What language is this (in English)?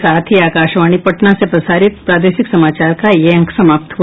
Hindi